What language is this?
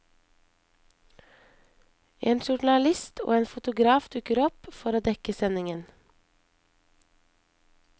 Norwegian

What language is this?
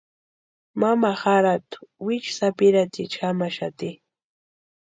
Western Highland Purepecha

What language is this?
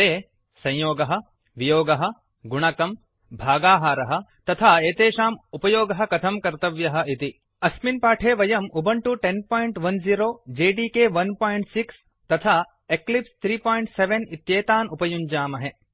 Sanskrit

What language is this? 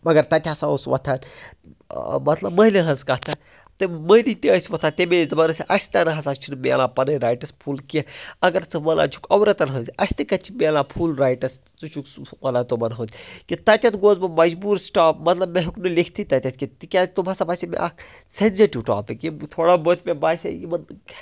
Kashmiri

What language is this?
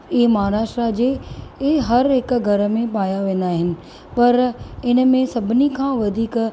Sindhi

